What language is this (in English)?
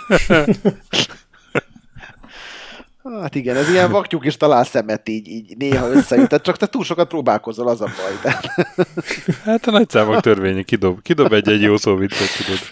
Hungarian